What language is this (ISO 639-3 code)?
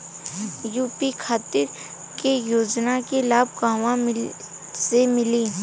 bho